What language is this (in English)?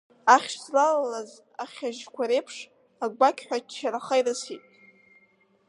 Abkhazian